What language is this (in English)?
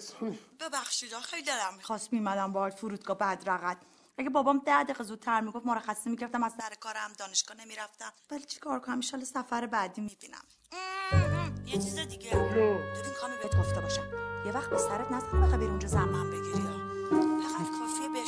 Persian